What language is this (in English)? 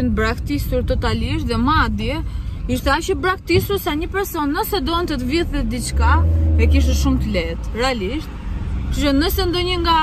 Romanian